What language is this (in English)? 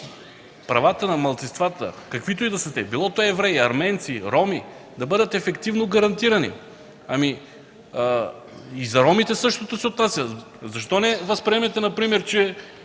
Bulgarian